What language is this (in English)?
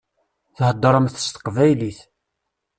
Kabyle